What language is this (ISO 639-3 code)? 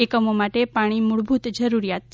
guj